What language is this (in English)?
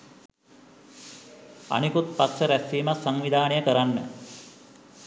Sinhala